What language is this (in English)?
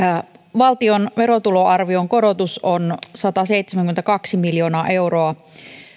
Finnish